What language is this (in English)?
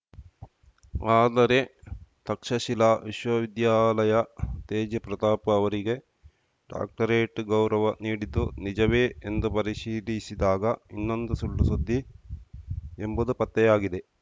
Kannada